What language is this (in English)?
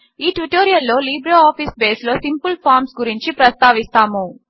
Telugu